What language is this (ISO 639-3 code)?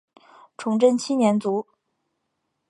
zho